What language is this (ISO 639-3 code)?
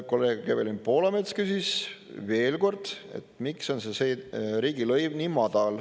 est